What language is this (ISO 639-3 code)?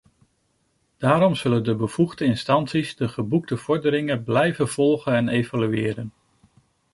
nld